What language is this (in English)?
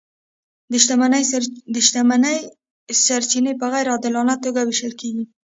Pashto